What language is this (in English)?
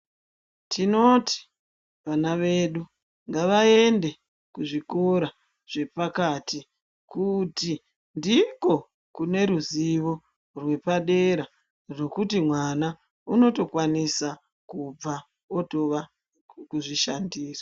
Ndau